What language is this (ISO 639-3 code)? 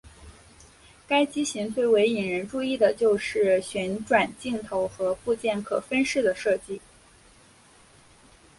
zho